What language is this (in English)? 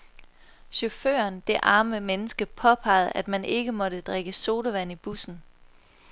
Danish